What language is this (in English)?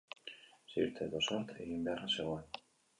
Basque